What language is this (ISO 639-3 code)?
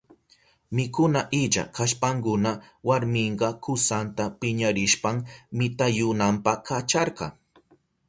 qup